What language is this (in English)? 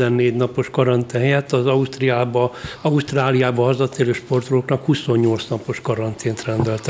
Hungarian